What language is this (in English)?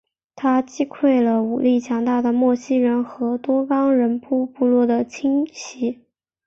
Chinese